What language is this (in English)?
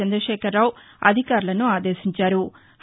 Telugu